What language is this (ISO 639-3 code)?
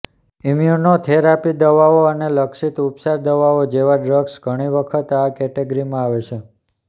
guj